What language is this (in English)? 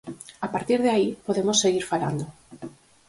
Galician